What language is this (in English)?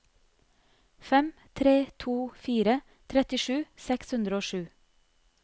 Norwegian